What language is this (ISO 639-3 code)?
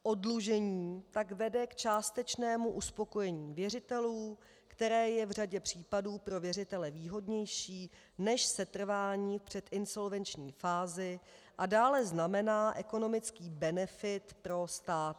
ces